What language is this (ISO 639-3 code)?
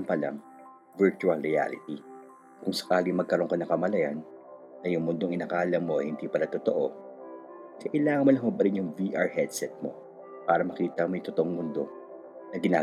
fil